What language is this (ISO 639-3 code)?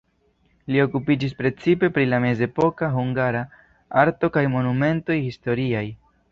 epo